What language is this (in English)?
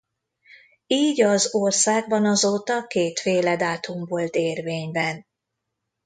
Hungarian